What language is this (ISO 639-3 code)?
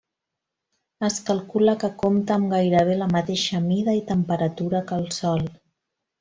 cat